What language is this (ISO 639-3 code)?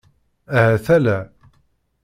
kab